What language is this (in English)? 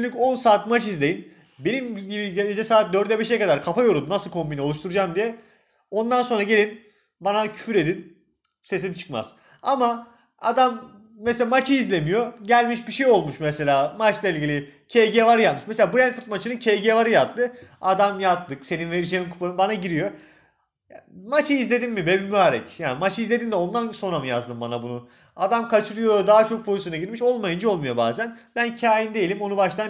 Turkish